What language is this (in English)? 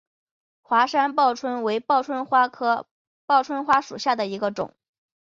Chinese